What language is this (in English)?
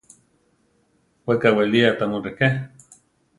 Central Tarahumara